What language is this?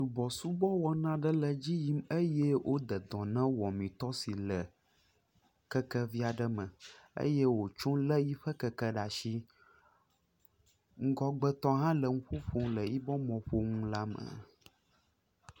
Ewe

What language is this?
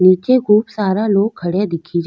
Rajasthani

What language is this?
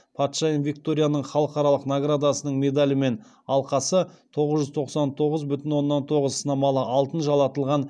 Kazakh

